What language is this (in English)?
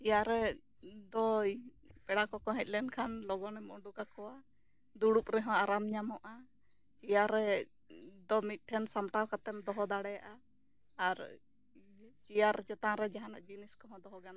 Santali